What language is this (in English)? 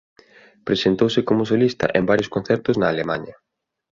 Galician